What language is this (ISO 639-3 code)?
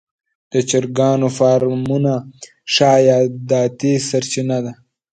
pus